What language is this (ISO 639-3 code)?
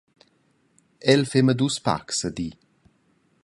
roh